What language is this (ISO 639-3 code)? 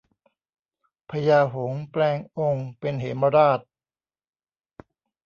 tha